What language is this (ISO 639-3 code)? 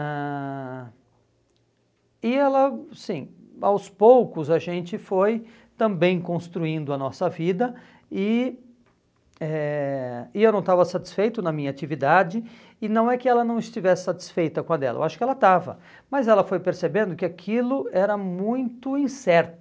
por